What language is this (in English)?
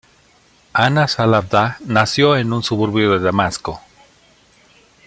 Spanish